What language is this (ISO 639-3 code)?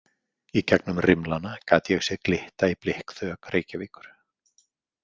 isl